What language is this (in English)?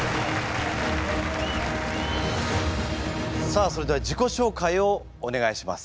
Japanese